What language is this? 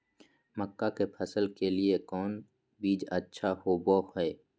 Magahi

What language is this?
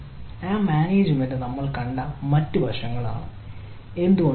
Malayalam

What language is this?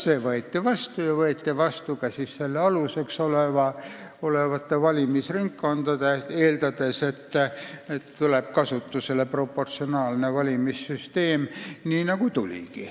Estonian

